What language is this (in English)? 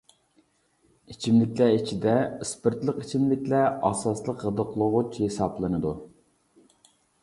Uyghur